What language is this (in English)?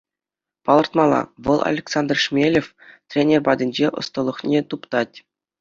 Chuvash